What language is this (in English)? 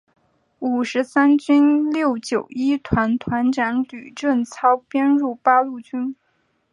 Chinese